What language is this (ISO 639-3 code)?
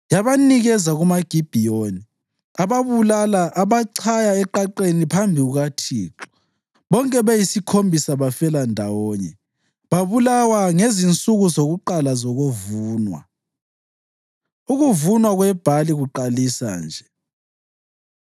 nde